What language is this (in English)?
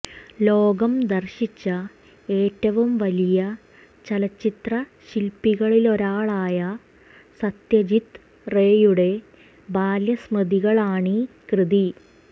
Malayalam